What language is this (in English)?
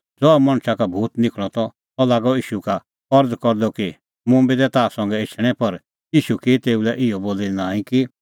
Kullu Pahari